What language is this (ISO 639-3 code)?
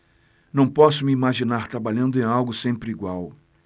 por